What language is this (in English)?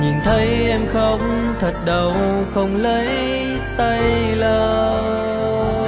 Vietnamese